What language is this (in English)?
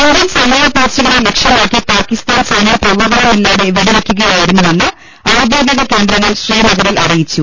Malayalam